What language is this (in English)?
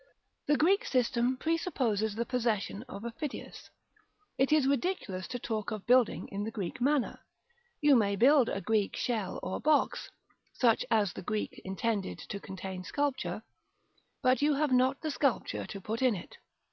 English